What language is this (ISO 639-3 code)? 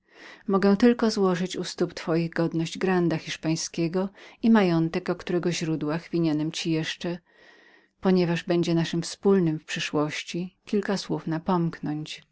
pol